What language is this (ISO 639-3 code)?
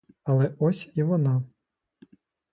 ukr